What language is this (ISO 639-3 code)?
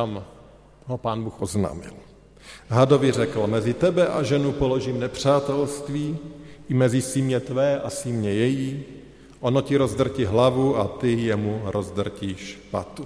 ces